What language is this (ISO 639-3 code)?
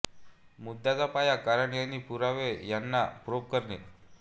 mar